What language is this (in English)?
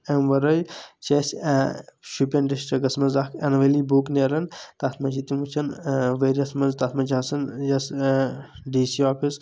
Kashmiri